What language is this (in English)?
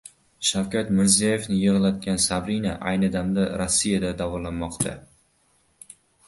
Uzbek